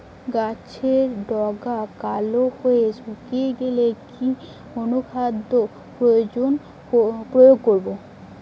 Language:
Bangla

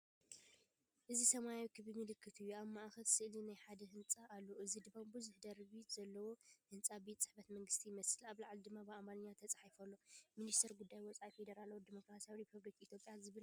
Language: Tigrinya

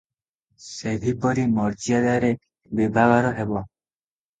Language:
Odia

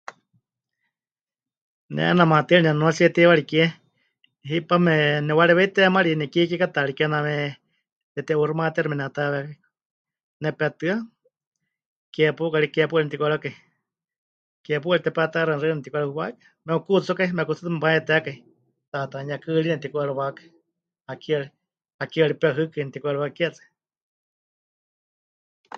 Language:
Huichol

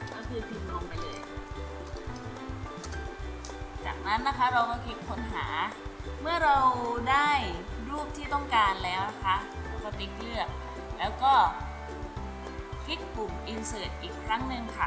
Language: Thai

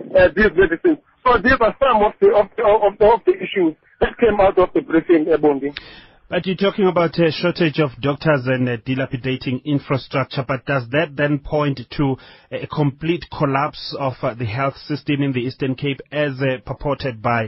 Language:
English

